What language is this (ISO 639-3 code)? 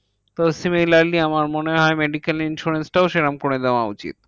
ben